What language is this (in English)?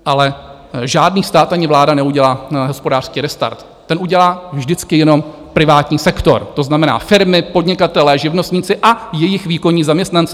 Czech